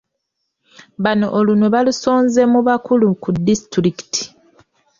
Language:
Ganda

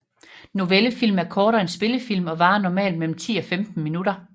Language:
Danish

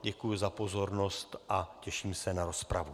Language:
Czech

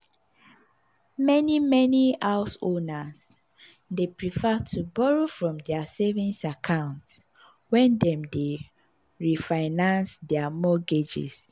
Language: Nigerian Pidgin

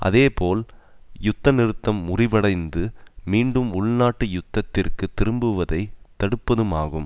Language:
Tamil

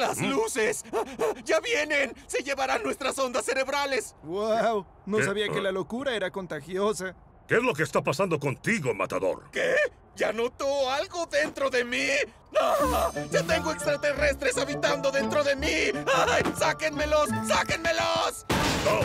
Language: Spanish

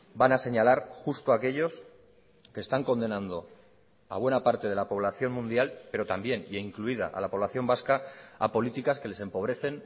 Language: Spanish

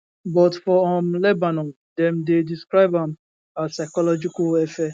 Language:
Nigerian Pidgin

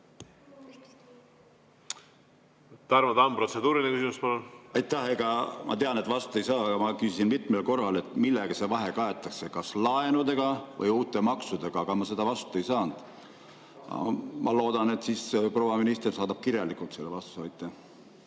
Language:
Estonian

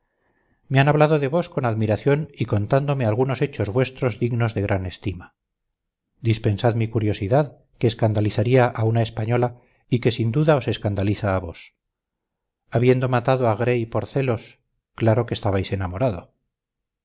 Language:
Spanish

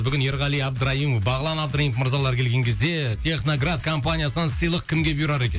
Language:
Kazakh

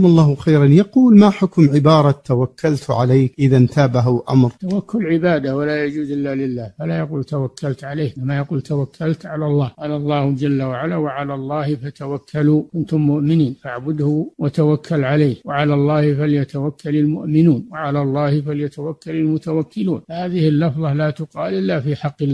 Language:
Arabic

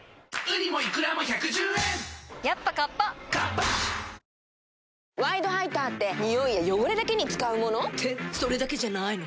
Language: Japanese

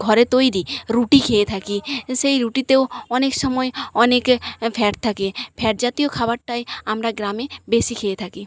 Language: Bangla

